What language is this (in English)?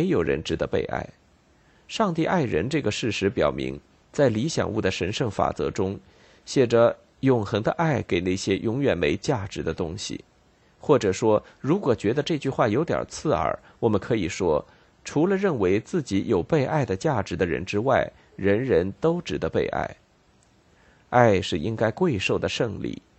Chinese